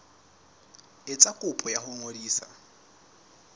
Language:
Southern Sotho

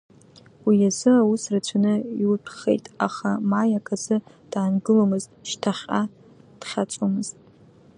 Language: Abkhazian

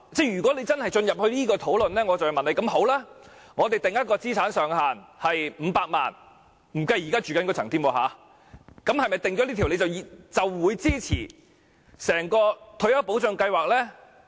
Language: Cantonese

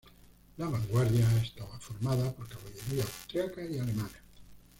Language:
Spanish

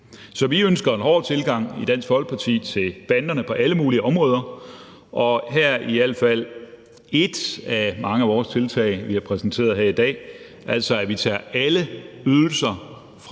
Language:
Danish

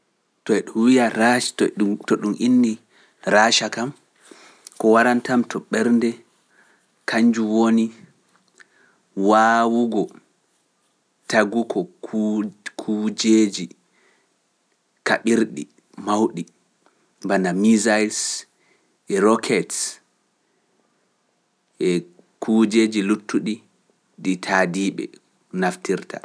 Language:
Pular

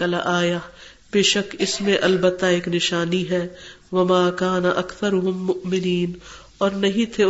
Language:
Urdu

